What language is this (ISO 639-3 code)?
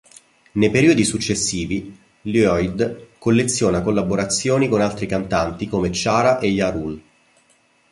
ita